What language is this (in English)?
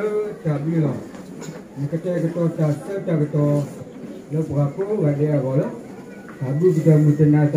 Indonesian